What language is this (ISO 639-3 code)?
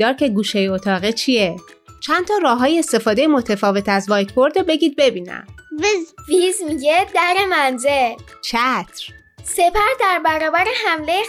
fas